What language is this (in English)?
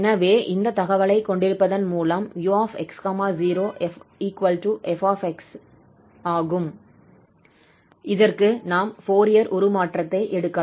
Tamil